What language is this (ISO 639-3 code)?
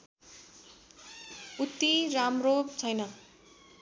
nep